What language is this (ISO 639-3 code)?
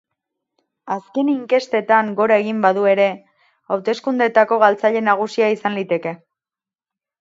eus